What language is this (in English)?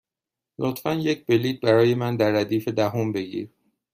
Persian